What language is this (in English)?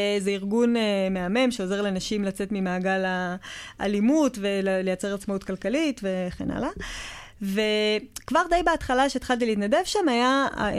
Hebrew